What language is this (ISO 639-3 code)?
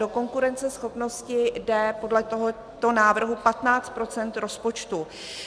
ces